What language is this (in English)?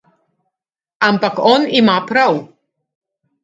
Slovenian